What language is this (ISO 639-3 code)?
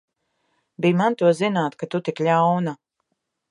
lav